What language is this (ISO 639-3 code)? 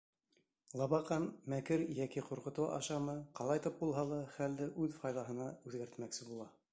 bak